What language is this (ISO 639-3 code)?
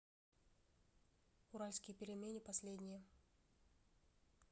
rus